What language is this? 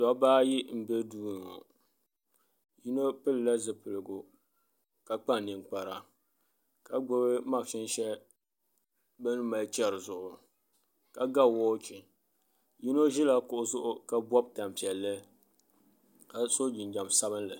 Dagbani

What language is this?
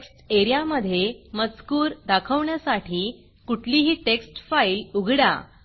Marathi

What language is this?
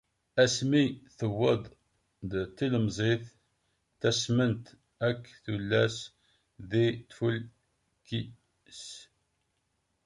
Kabyle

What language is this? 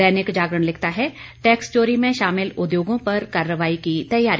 Hindi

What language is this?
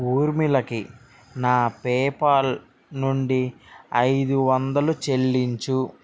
Telugu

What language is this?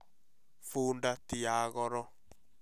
Kikuyu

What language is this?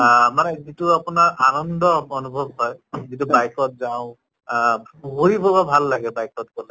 Assamese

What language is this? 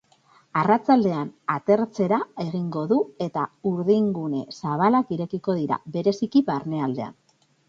Basque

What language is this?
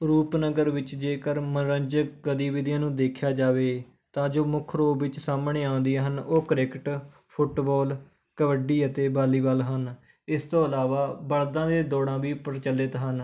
Punjabi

